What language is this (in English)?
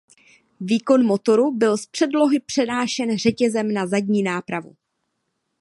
Czech